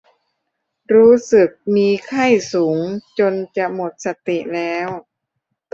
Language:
Thai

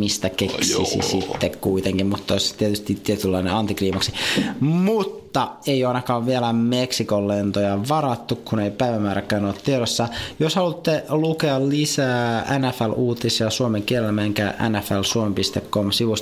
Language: Finnish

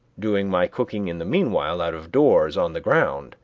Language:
English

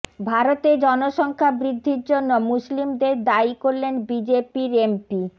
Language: Bangla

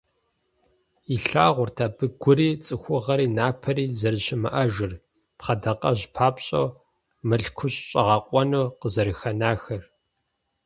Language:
Kabardian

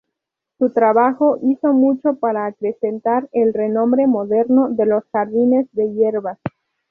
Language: Spanish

